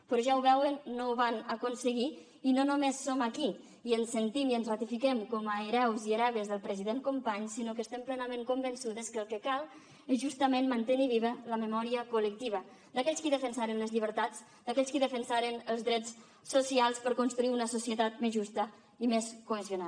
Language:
Catalan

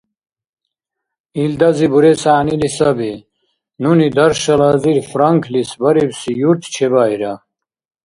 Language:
Dargwa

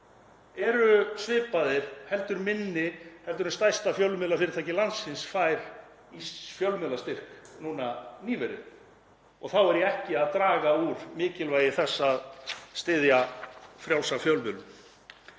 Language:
Icelandic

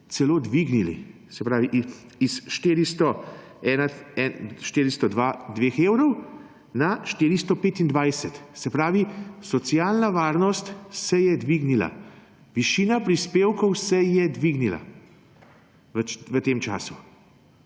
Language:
Slovenian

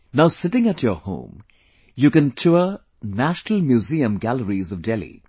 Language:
English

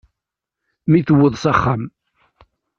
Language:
Kabyle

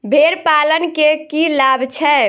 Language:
Maithili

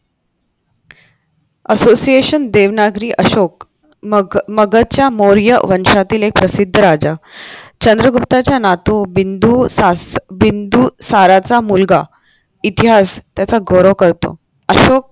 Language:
Marathi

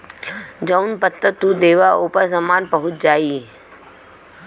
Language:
Bhojpuri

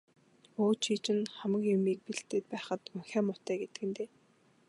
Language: Mongolian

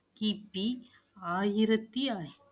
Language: Tamil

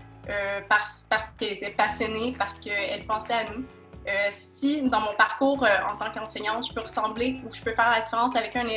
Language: French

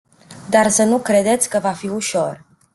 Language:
Romanian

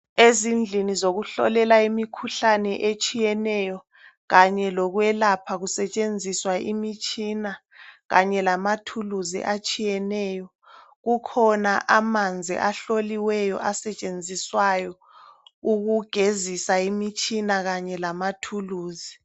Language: North Ndebele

